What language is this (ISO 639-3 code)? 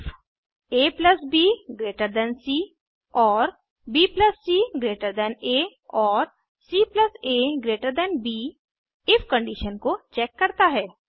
hin